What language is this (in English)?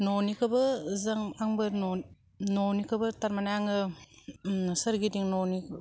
Bodo